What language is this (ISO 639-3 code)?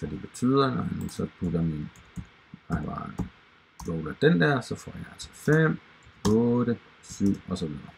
dan